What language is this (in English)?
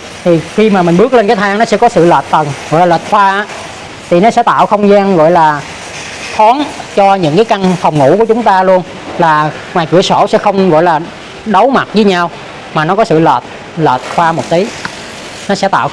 Vietnamese